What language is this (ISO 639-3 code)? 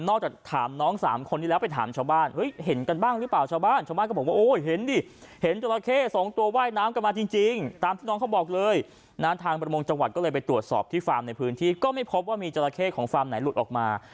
tha